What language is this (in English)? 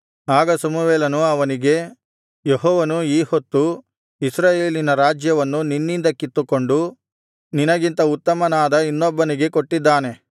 Kannada